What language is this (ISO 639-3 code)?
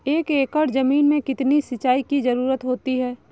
hin